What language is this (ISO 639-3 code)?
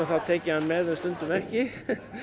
isl